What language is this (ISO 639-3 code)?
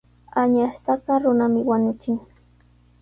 qws